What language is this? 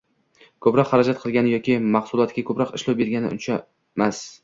Uzbek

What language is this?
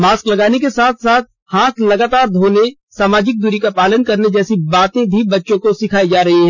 Hindi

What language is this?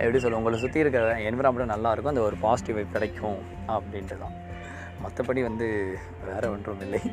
Tamil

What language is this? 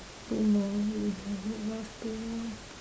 English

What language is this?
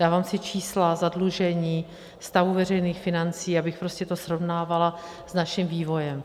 Czech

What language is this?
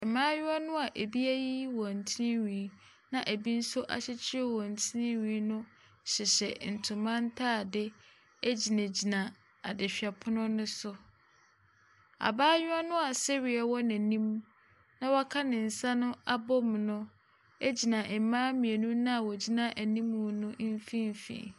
Akan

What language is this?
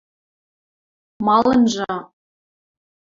Western Mari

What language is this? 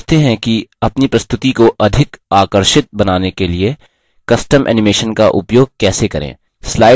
Hindi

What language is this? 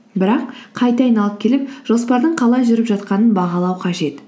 Kazakh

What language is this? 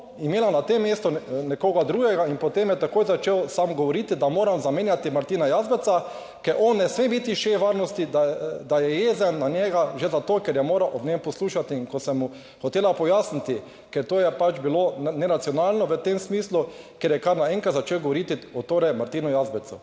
Slovenian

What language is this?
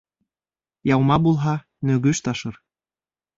Bashkir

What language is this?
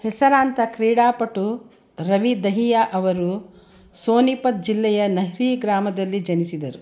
Kannada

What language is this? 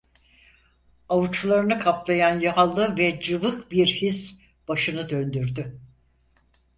Turkish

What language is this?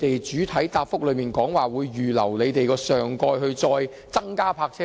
Cantonese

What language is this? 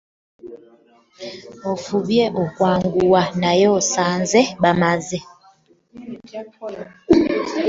Ganda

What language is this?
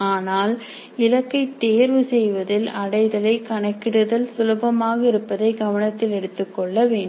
Tamil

